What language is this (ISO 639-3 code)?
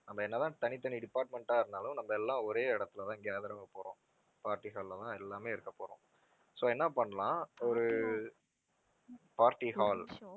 tam